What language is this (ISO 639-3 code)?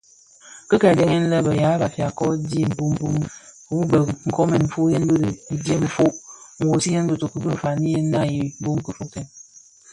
ksf